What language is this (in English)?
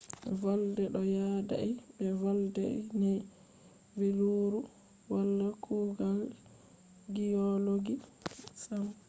Fula